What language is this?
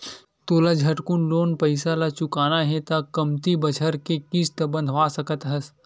Chhattisgarhi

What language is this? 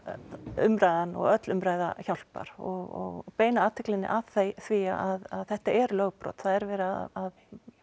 Icelandic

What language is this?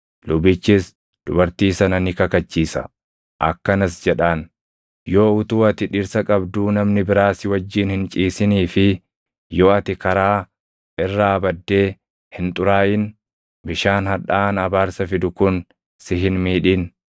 Oromo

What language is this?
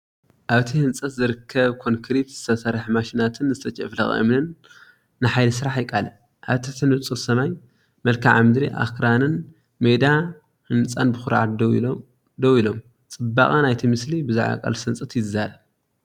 Tigrinya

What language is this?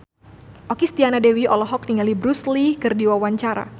Sundanese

